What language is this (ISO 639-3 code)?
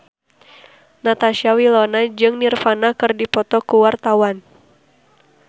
sun